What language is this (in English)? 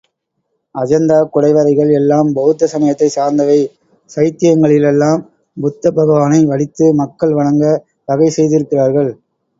Tamil